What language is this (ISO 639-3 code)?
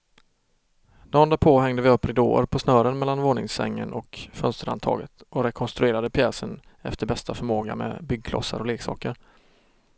swe